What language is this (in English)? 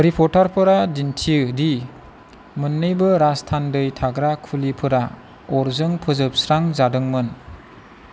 Bodo